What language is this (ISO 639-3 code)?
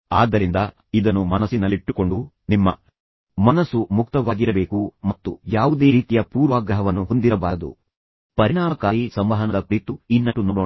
kan